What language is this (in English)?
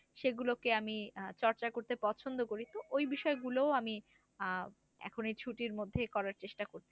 Bangla